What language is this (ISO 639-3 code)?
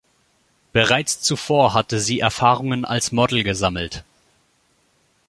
deu